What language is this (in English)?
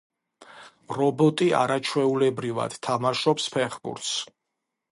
Georgian